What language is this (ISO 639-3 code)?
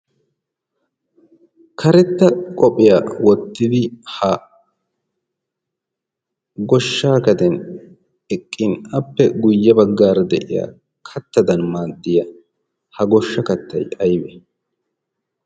wal